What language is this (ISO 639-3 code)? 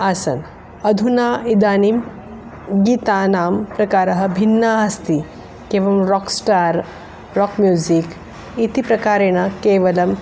san